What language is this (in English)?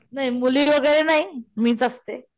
Marathi